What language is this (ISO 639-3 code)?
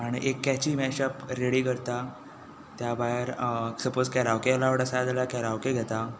kok